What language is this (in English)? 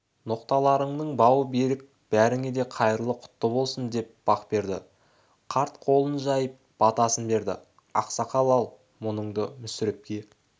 Kazakh